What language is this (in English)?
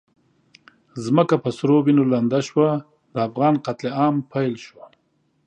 Pashto